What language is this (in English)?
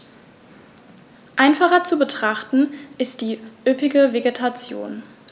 German